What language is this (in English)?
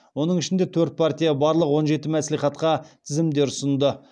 Kazakh